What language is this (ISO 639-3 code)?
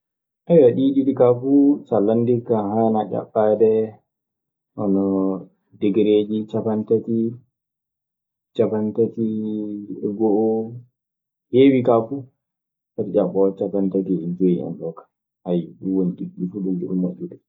ffm